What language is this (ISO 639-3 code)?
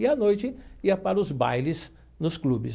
por